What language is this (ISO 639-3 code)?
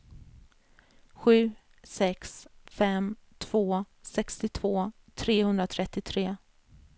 swe